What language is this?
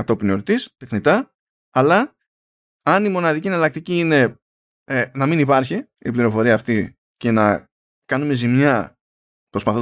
Greek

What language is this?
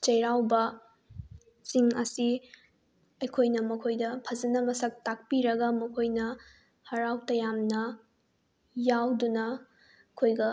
Manipuri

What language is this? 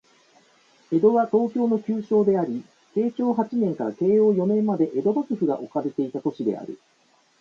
Japanese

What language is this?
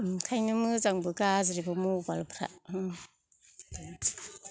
Bodo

